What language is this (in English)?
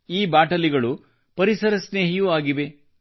Kannada